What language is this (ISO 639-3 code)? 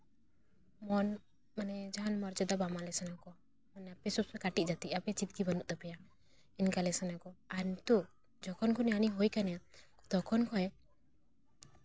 sat